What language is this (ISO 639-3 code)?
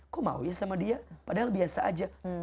ind